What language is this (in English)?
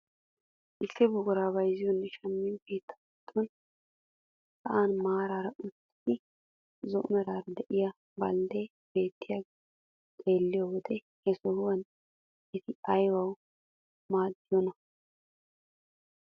Wolaytta